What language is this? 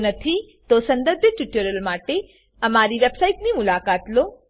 Gujarati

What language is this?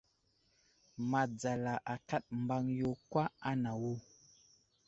Wuzlam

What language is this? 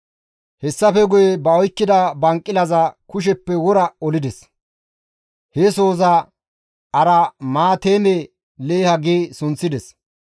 Gamo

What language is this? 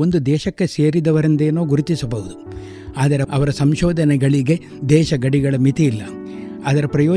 Kannada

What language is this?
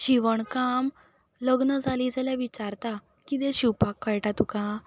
Konkani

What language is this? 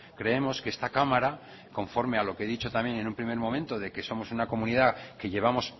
Spanish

